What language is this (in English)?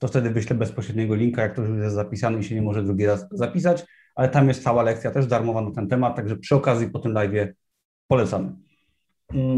Polish